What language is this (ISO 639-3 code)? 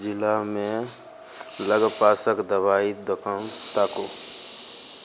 mai